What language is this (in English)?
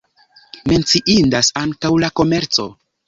Esperanto